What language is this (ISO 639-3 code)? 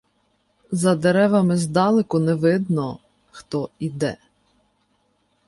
ukr